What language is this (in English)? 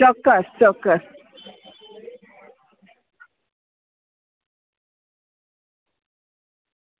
Gujarati